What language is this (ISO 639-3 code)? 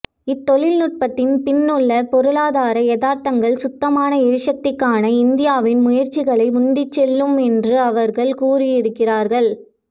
tam